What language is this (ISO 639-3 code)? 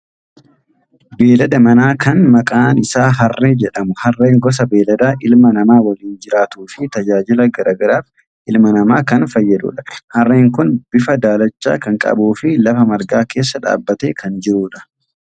orm